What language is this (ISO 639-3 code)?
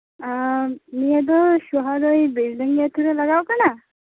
sat